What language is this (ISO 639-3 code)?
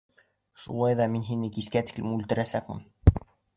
bak